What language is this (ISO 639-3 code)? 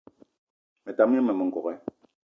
eto